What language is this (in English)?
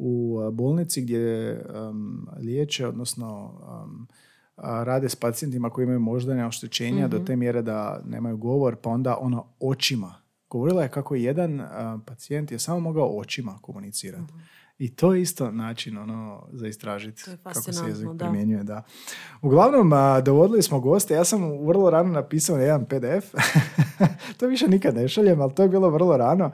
Croatian